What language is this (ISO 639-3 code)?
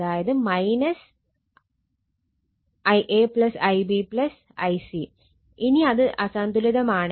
mal